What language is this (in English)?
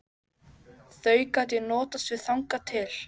Icelandic